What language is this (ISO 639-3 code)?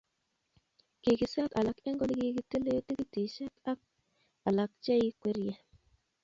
kln